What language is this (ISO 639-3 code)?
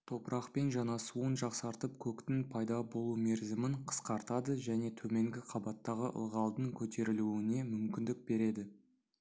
kaz